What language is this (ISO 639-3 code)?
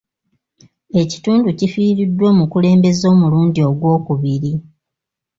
lug